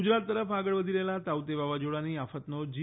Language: Gujarati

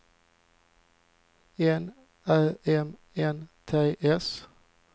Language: Swedish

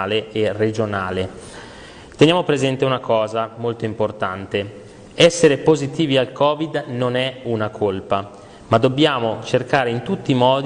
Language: Italian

